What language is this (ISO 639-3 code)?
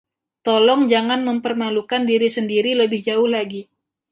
ind